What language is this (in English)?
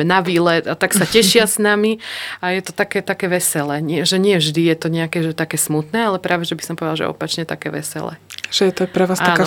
Slovak